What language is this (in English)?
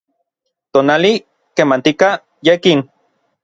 Orizaba Nahuatl